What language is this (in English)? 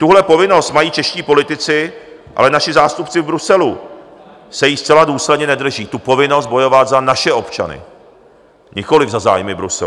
Czech